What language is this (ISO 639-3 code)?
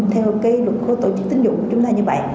vie